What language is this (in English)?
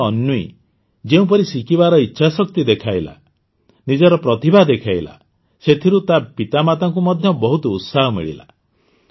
Odia